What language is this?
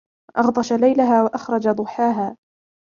Arabic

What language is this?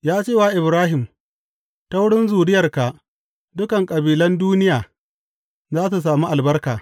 Hausa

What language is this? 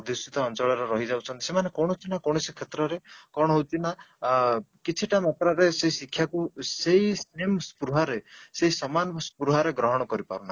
Odia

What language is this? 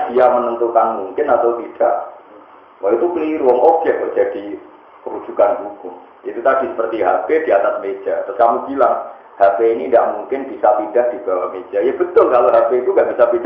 Indonesian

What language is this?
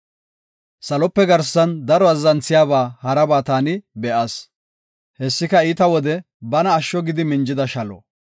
Gofa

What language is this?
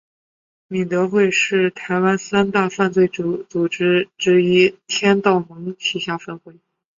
Chinese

